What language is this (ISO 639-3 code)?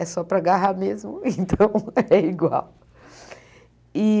por